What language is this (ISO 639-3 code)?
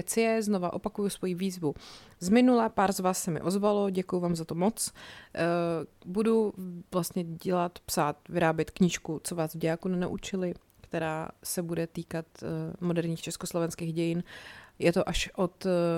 ces